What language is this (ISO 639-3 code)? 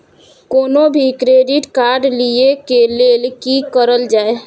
mai